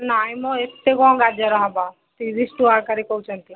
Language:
Odia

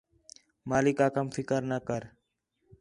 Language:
Khetrani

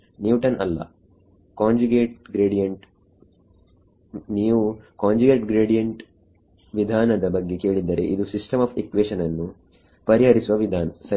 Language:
Kannada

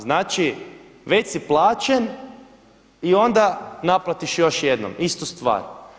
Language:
Croatian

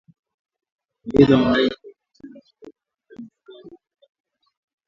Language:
Swahili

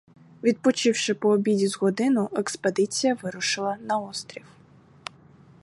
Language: Ukrainian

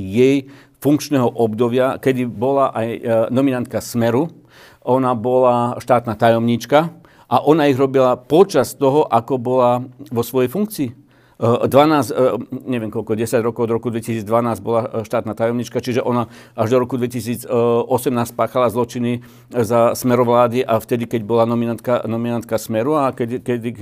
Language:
Slovak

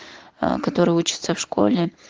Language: Russian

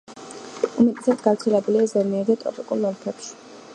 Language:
Georgian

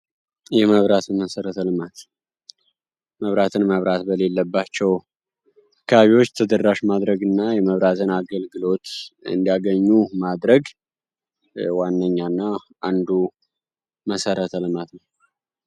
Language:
Amharic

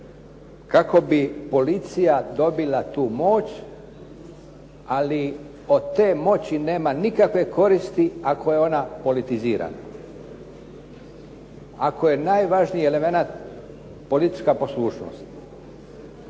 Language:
Croatian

